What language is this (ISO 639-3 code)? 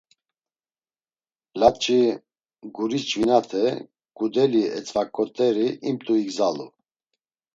lzz